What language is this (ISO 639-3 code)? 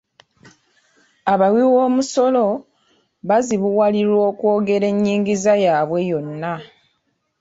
lug